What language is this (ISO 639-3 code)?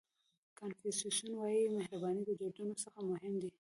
pus